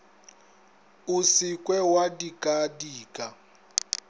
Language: Northern Sotho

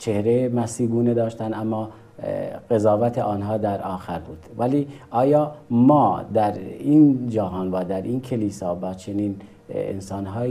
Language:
Persian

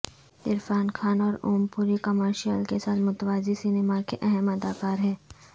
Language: Urdu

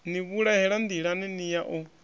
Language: Venda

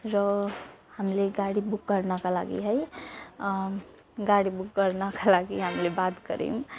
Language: Nepali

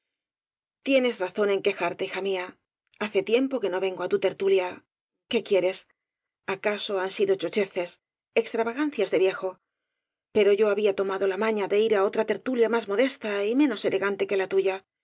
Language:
Spanish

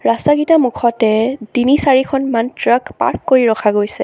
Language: Assamese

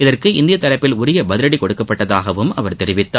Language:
Tamil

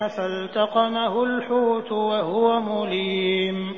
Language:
Arabic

